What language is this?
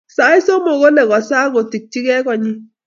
Kalenjin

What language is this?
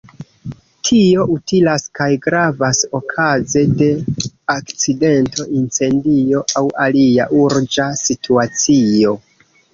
Esperanto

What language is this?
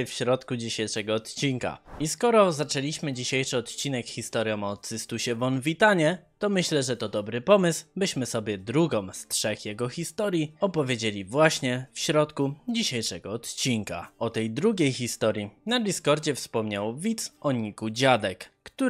Polish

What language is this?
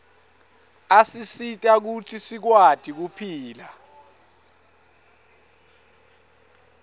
Swati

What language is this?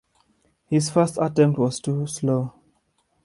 English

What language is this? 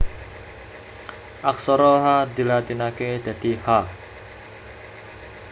Javanese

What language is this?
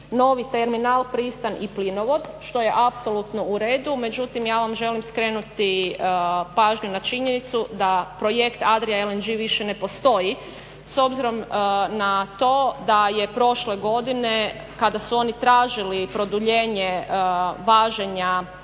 Croatian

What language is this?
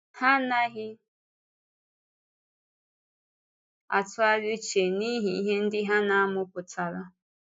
Igbo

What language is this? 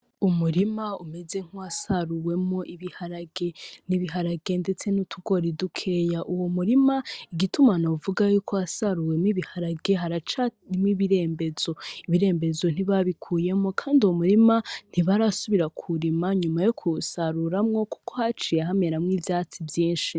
Rundi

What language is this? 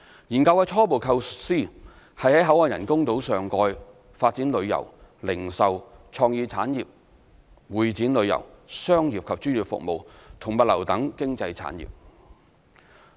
Cantonese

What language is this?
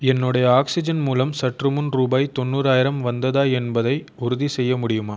Tamil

